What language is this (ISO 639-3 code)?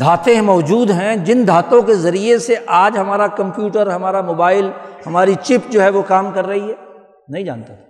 urd